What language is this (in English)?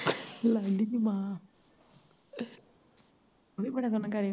Punjabi